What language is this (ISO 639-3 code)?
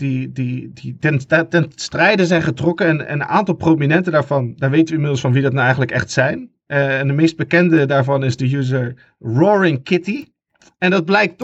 nld